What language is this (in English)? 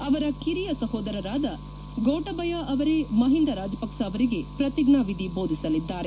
Kannada